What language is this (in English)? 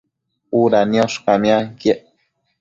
Matsés